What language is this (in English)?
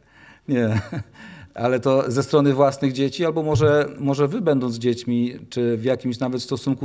Polish